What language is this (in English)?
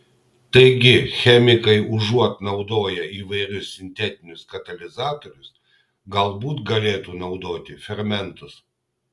Lithuanian